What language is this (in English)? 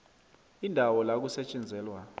South Ndebele